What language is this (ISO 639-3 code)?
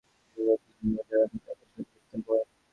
ben